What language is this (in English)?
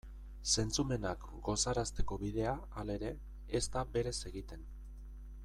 Basque